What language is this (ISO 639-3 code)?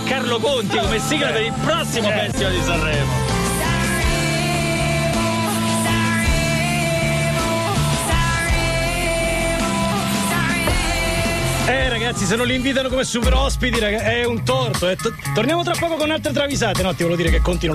ita